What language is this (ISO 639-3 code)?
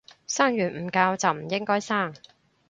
yue